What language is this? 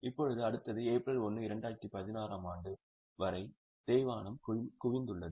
Tamil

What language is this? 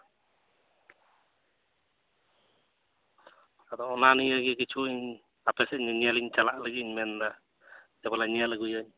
Santali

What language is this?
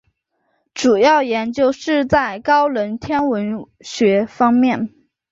Chinese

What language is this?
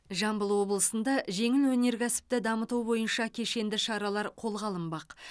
Kazakh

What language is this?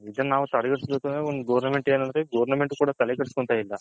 Kannada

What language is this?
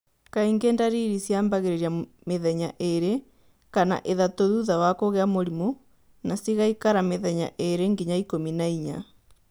Kikuyu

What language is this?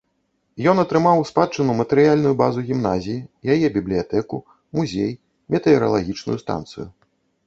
Belarusian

